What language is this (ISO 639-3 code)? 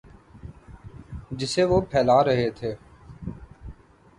urd